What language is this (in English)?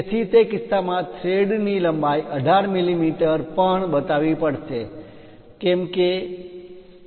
Gujarati